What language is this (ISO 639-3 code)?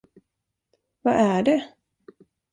swe